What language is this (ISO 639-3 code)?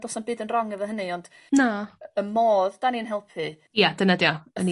cym